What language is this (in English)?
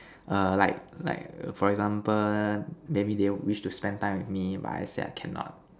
English